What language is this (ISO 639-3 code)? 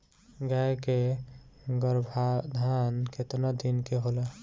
bho